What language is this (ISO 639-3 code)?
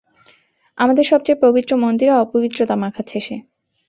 ben